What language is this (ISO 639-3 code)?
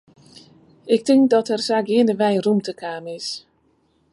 fry